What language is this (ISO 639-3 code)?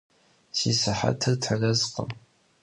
kbd